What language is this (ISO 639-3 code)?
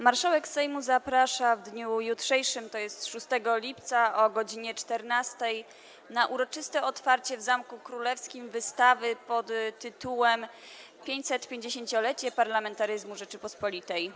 pol